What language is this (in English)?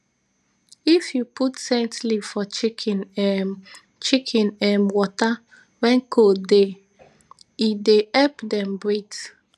Nigerian Pidgin